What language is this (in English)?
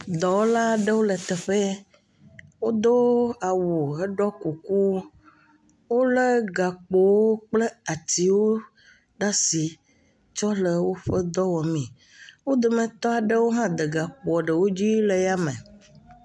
Ewe